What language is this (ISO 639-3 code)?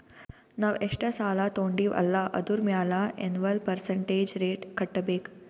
kan